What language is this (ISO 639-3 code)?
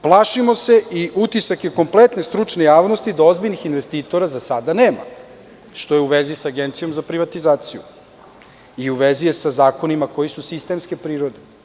srp